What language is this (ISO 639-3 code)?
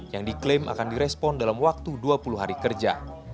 ind